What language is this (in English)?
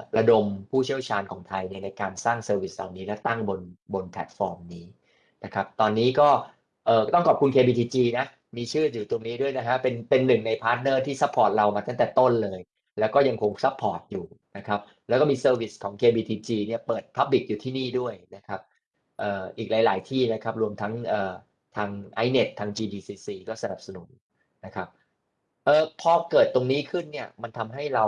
Thai